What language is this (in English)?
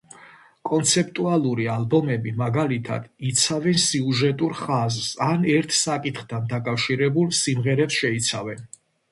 Georgian